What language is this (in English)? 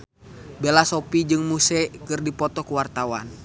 Sundanese